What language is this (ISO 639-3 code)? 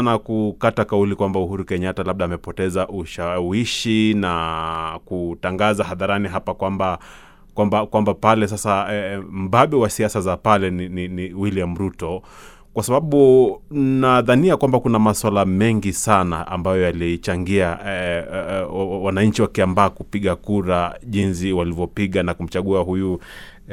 swa